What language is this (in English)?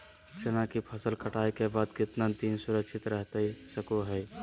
Magahi